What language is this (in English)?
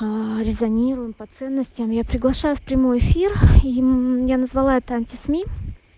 Russian